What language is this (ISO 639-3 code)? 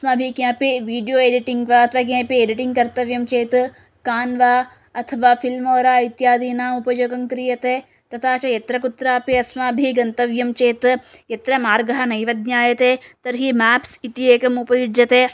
san